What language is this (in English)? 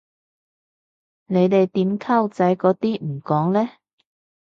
Cantonese